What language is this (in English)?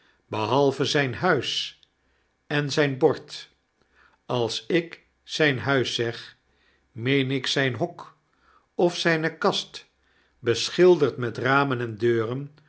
Dutch